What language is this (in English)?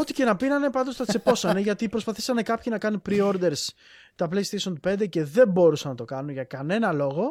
Greek